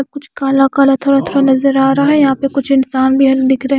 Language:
Hindi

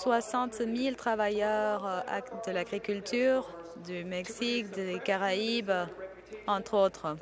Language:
French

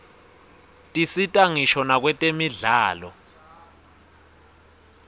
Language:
Swati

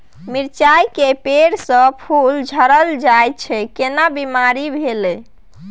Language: Maithili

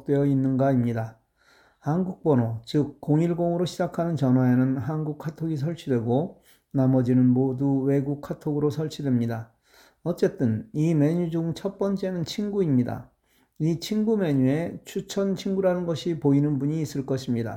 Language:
Korean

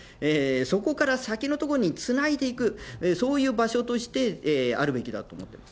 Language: Japanese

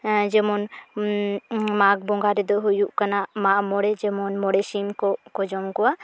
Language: Santali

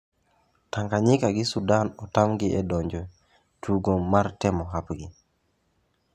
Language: Luo (Kenya and Tanzania)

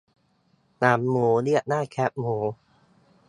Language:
Thai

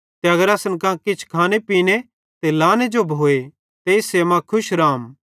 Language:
Bhadrawahi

